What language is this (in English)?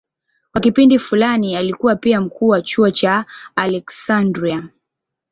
Swahili